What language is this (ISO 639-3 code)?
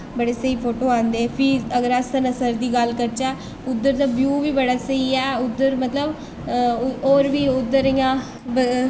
doi